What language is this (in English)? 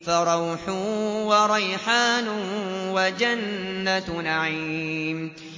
Arabic